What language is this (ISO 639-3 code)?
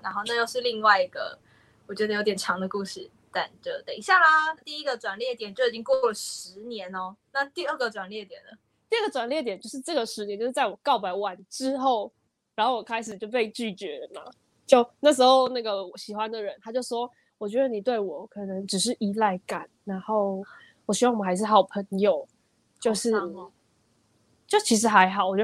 zho